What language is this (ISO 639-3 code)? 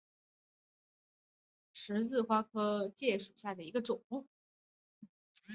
zho